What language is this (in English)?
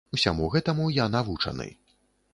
Belarusian